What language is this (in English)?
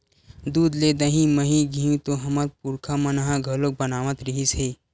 Chhattisgarhi